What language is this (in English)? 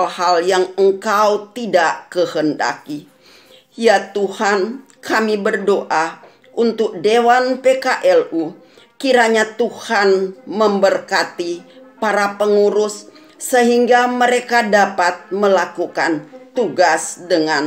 Indonesian